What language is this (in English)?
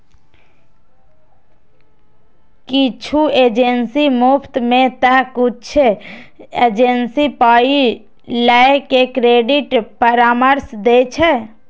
Maithili